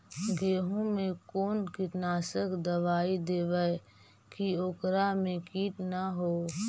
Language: Magahi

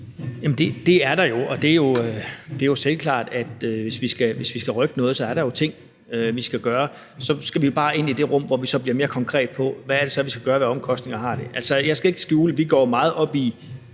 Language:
Danish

